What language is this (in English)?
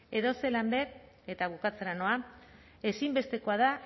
Basque